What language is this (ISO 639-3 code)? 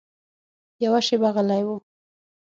pus